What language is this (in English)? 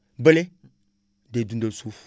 Wolof